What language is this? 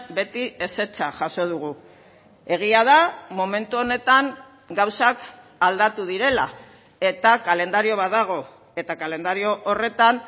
Basque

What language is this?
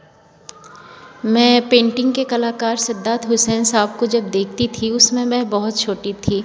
Hindi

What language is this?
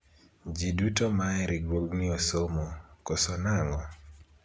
Luo (Kenya and Tanzania)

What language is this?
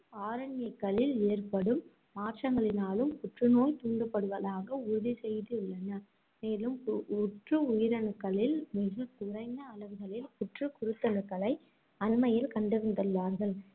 Tamil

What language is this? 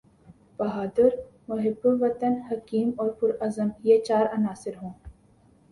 Urdu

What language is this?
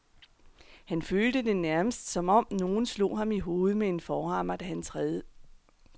Danish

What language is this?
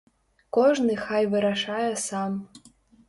Belarusian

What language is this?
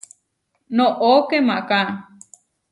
Huarijio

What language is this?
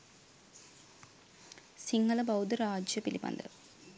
Sinhala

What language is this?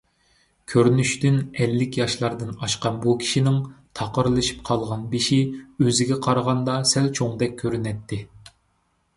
Uyghur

